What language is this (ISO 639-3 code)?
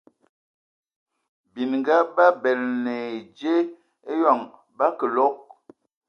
ewo